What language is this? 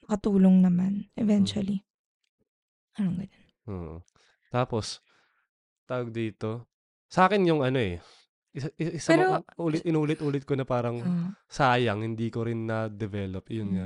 Filipino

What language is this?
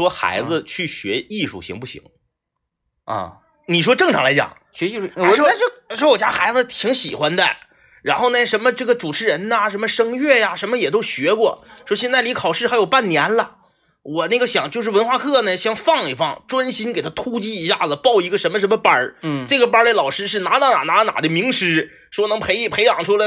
Chinese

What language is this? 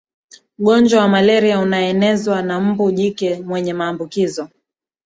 Swahili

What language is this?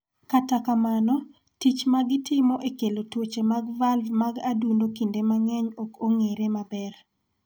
Luo (Kenya and Tanzania)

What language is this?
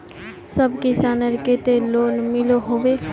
Magahi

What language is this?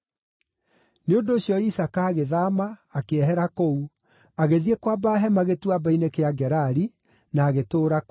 Kikuyu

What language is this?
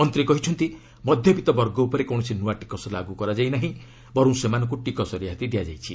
Odia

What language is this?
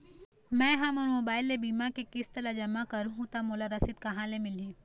Chhattisgarhi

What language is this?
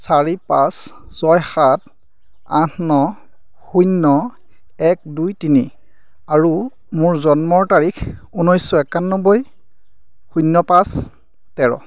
Assamese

